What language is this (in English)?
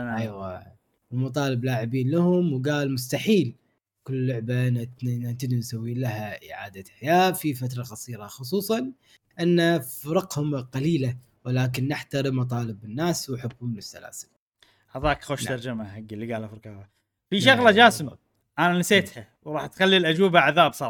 Arabic